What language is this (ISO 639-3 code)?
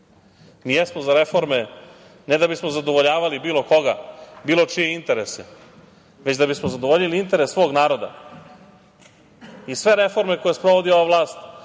srp